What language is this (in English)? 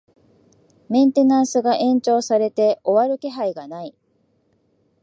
Japanese